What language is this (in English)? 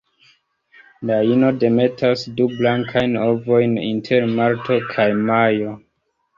Esperanto